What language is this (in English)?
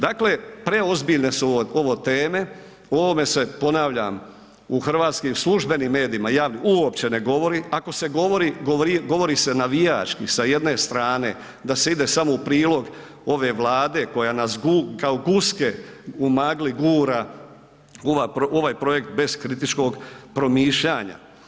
Croatian